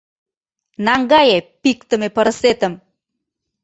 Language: Mari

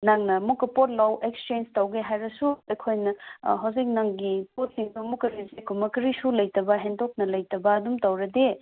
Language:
Manipuri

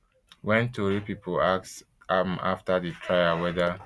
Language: Nigerian Pidgin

